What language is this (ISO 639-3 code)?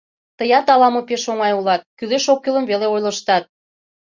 chm